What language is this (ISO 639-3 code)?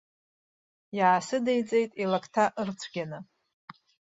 abk